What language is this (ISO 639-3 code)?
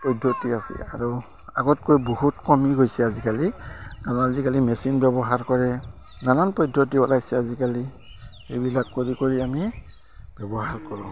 asm